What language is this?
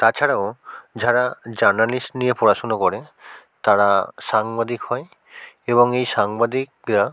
Bangla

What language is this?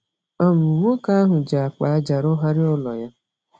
Igbo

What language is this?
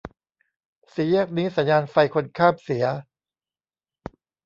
Thai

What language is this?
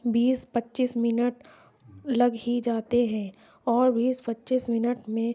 Urdu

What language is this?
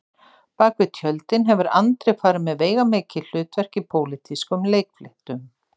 Icelandic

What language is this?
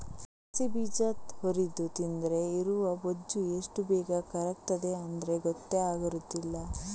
Kannada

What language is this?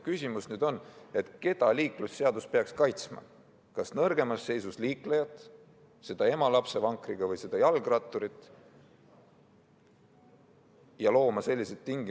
Estonian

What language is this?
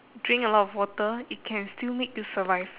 English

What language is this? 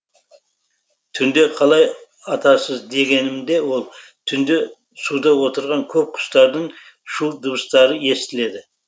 Kazakh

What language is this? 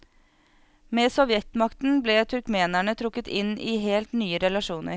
Norwegian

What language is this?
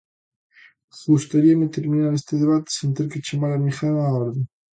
Galician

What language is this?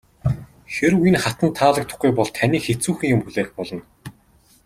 Mongolian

